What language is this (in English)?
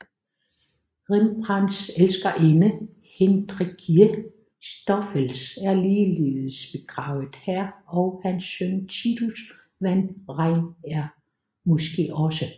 Danish